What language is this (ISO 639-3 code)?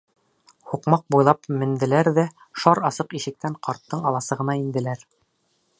bak